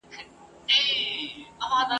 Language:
Pashto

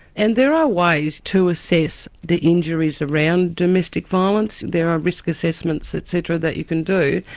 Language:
English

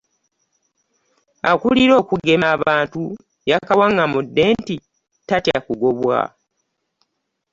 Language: Ganda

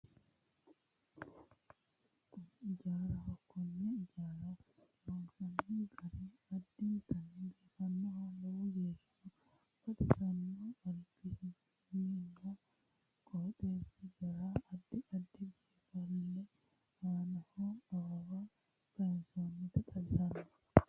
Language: Sidamo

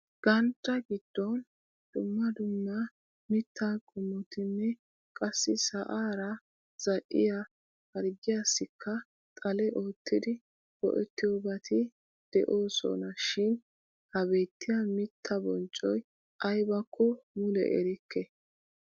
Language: Wolaytta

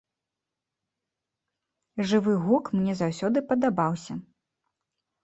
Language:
Belarusian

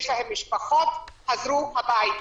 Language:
Hebrew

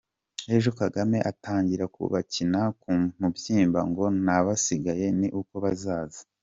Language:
Kinyarwanda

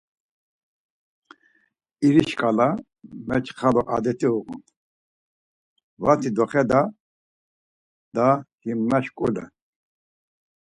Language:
Laz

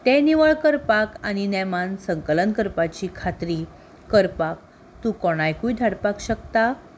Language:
Konkani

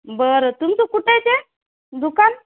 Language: Marathi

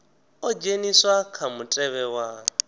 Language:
Venda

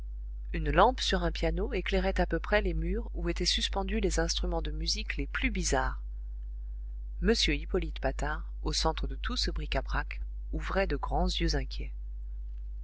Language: French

